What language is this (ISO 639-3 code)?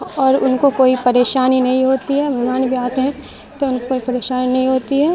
urd